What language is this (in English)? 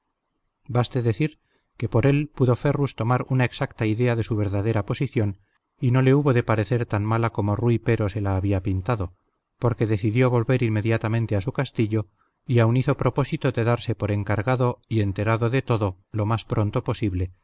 Spanish